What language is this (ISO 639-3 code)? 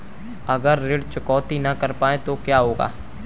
hin